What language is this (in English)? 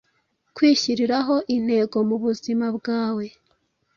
Kinyarwanda